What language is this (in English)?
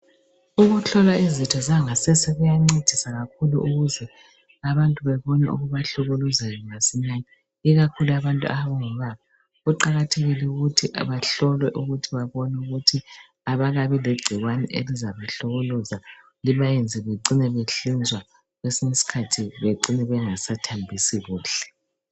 North Ndebele